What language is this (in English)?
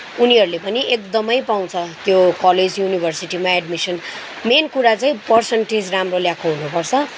Nepali